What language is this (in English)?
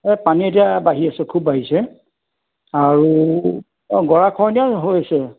Assamese